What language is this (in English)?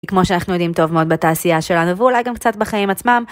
Hebrew